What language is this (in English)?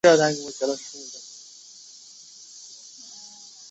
Chinese